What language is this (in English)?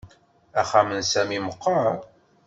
Kabyle